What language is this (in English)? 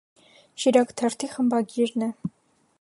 Armenian